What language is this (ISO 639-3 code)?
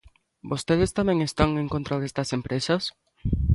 glg